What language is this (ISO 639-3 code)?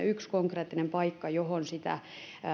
fin